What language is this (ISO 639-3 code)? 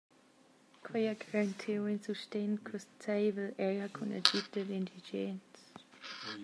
roh